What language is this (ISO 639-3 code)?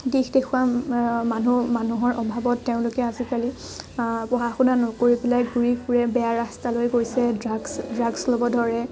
asm